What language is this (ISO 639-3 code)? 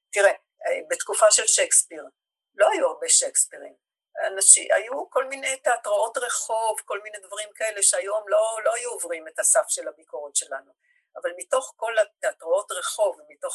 heb